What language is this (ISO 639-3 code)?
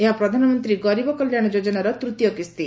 ori